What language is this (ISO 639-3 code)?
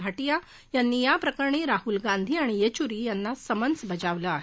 mar